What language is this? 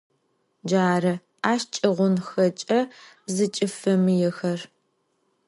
Adyghe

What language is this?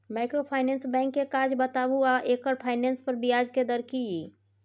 Maithili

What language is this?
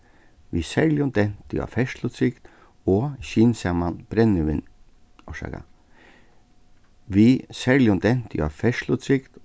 Faroese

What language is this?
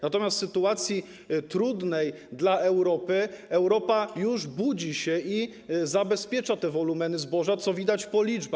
Polish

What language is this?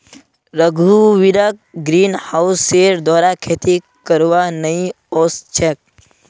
Magahi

